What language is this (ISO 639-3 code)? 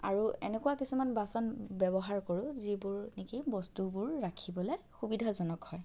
asm